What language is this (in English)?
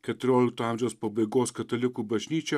Lithuanian